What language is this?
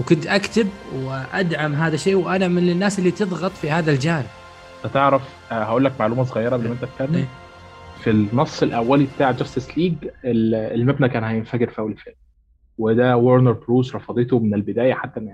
Arabic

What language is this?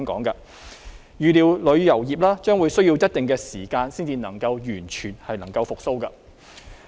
Cantonese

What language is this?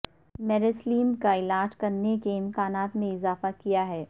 Urdu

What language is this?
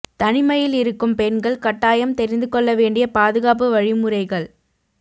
Tamil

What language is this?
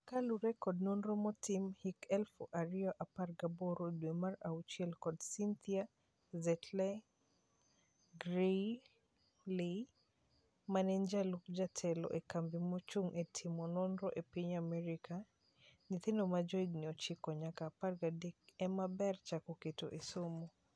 Luo (Kenya and Tanzania)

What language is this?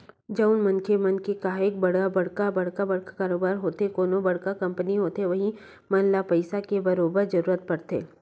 Chhattisgarhi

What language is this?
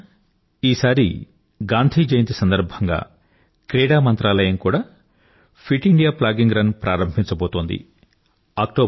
Telugu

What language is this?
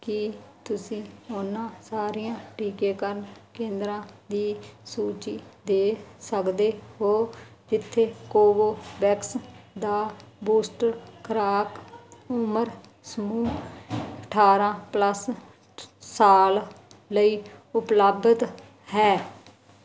Punjabi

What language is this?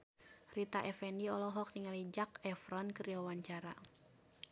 Sundanese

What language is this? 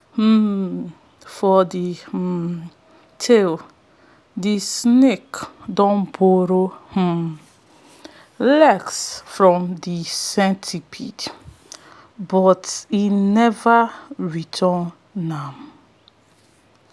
Nigerian Pidgin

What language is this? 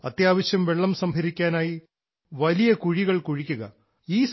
Malayalam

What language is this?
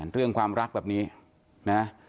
Thai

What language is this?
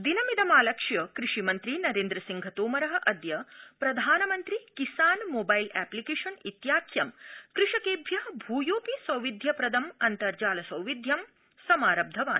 Sanskrit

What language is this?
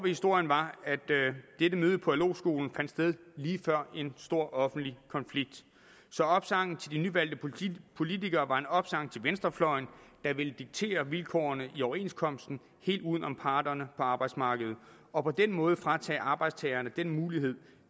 Danish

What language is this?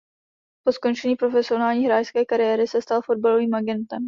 Czech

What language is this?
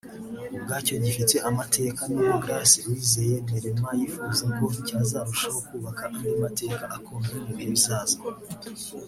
Kinyarwanda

